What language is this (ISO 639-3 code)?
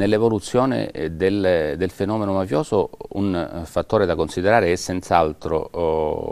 ita